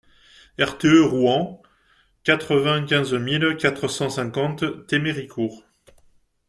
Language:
French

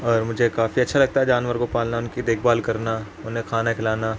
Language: Urdu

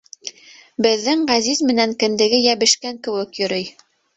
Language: Bashkir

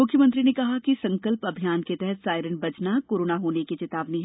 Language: Hindi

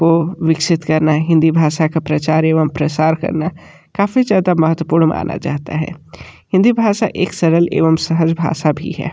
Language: Hindi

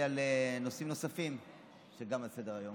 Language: Hebrew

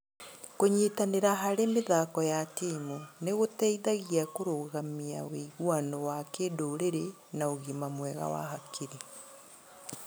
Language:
Kikuyu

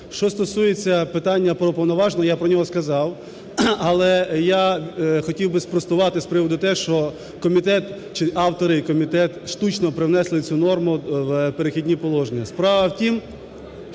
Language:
Ukrainian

